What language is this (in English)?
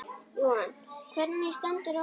Icelandic